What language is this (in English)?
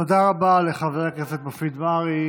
Hebrew